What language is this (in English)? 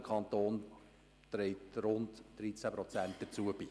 Swiss German